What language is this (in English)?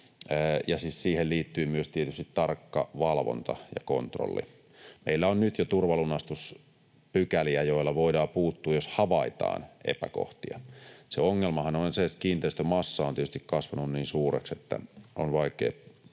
Finnish